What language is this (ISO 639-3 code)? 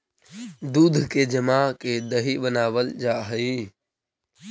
mag